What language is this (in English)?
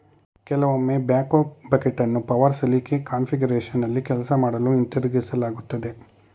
Kannada